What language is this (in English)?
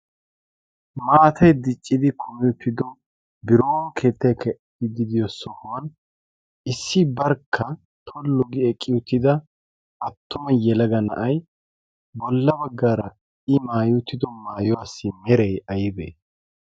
Wolaytta